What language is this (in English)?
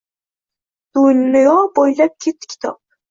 Uzbek